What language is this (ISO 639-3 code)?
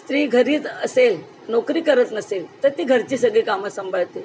mar